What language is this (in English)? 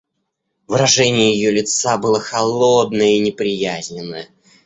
Russian